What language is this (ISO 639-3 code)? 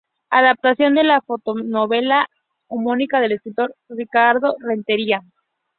spa